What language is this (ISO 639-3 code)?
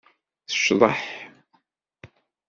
kab